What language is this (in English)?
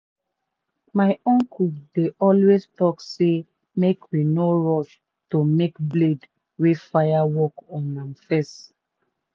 Nigerian Pidgin